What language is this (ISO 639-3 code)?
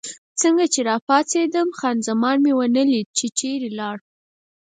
pus